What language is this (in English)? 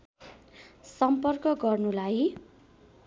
Nepali